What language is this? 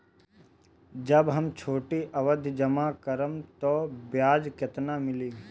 Bhojpuri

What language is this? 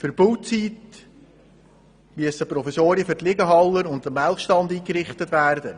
Swiss German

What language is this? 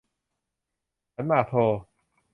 Thai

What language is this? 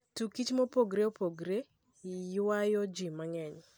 Luo (Kenya and Tanzania)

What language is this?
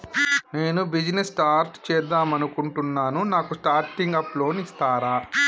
Telugu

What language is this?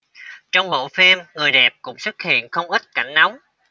Vietnamese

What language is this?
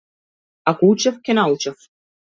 Macedonian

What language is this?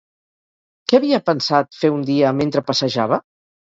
Catalan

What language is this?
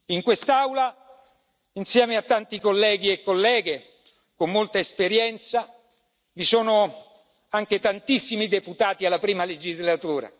Italian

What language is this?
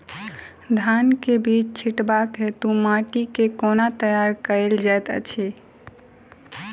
Maithili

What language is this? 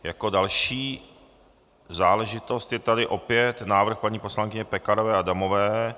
Czech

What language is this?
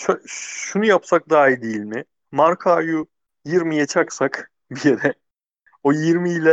Turkish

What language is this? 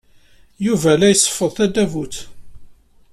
Kabyle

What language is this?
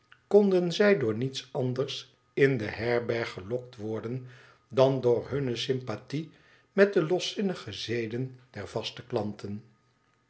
Dutch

